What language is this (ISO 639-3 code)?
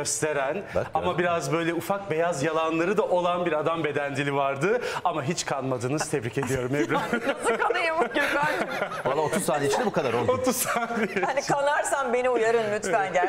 tur